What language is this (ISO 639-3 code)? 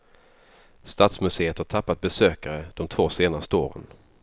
swe